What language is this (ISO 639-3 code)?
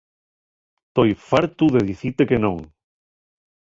ast